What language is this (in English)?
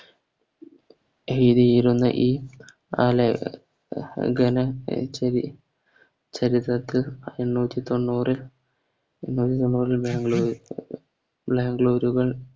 Malayalam